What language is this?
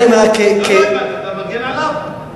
Hebrew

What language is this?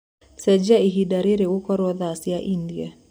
Kikuyu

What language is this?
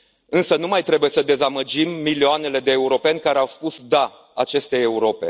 Romanian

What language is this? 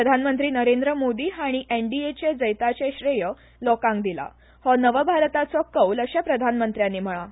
Konkani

